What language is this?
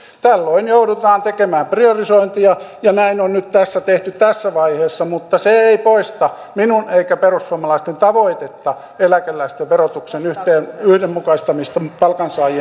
Finnish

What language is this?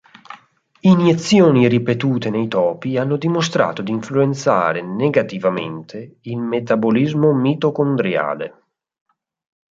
Italian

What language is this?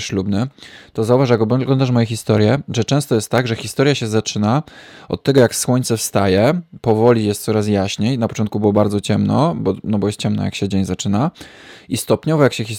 Polish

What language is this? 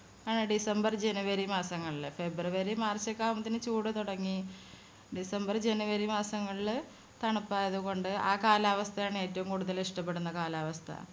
Malayalam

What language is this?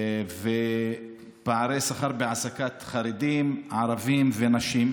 Hebrew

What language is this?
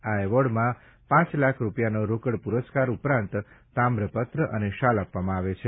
Gujarati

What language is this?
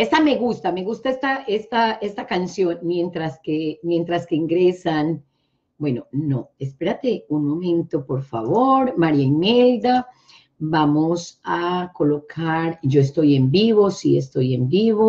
Spanish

